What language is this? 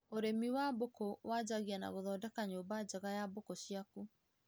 Kikuyu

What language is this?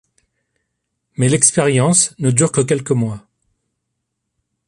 French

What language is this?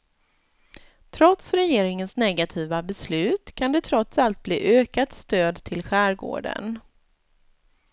Swedish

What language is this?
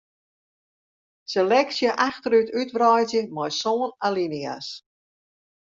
Western Frisian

